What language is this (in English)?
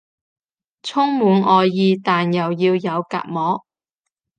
Cantonese